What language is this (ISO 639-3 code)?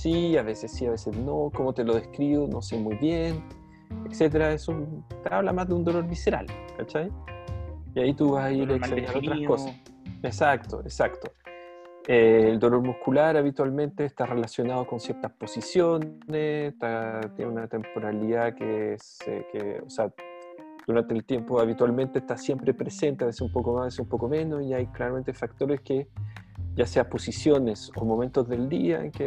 spa